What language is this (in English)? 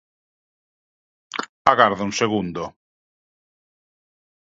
Galician